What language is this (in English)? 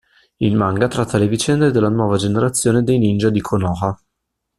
Italian